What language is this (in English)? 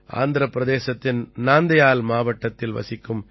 Tamil